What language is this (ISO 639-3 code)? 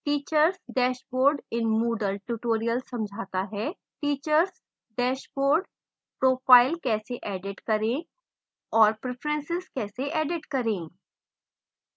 hin